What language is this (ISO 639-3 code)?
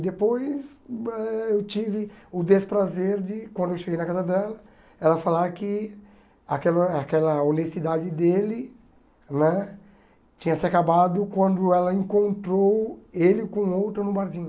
por